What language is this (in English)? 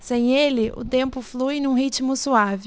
Portuguese